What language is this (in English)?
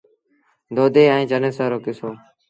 Sindhi Bhil